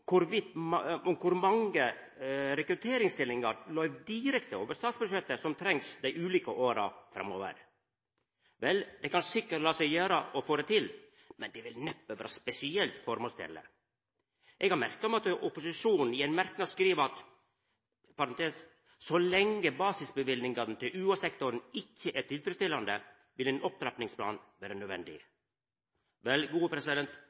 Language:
Norwegian Nynorsk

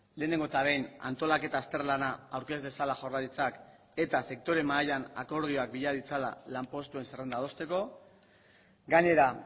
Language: Basque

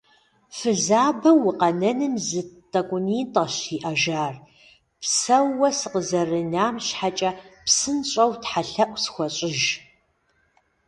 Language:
Kabardian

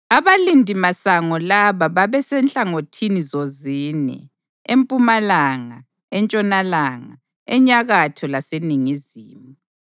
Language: North Ndebele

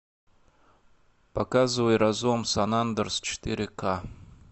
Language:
Russian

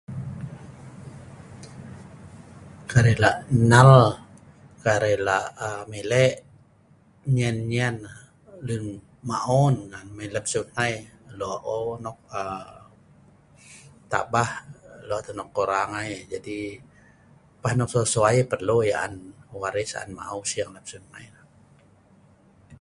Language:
Sa'ban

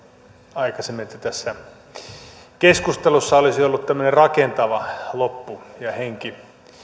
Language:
Finnish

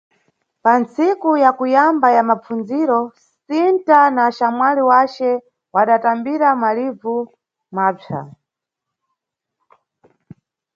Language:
Nyungwe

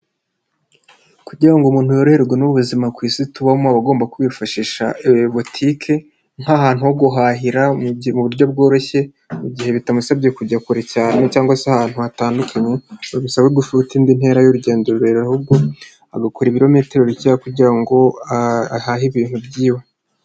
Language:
Kinyarwanda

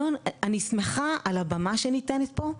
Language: Hebrew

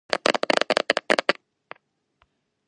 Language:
Georgian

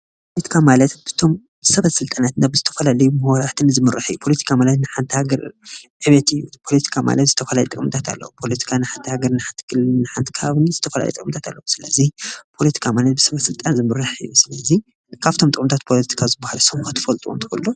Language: Tigrinya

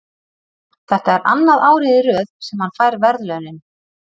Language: Icelandic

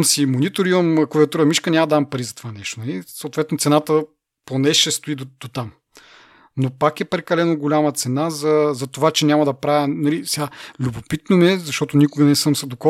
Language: Bulgarian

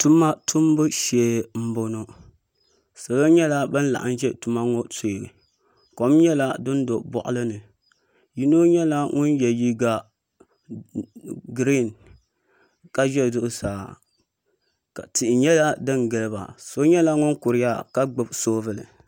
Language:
Dagbani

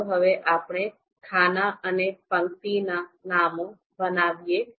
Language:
Gujarati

